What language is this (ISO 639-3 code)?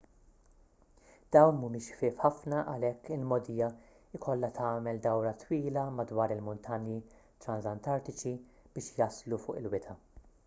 mlt